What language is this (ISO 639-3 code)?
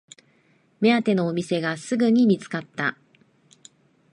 jpn